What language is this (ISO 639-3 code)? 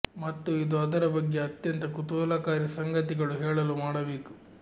kan